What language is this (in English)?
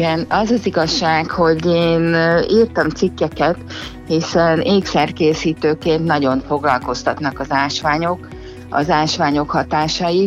Hungarian